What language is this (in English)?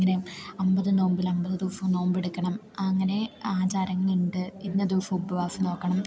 Malayalam